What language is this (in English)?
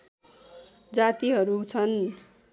Nepali